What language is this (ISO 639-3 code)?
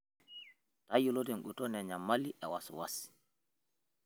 mas